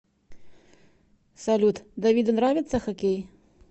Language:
Russian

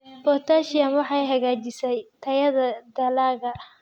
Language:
Somali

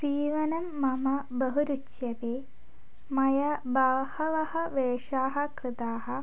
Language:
Sanskrit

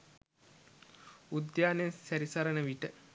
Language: Sinhala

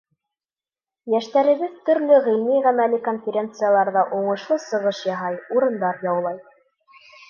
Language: Bashkir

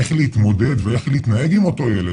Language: Hebrew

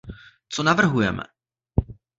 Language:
Czech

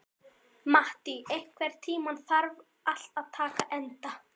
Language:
Icelandic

